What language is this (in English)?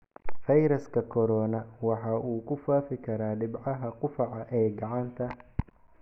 Somali